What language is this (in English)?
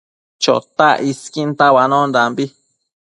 Matsés